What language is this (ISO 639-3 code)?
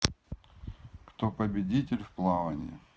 rus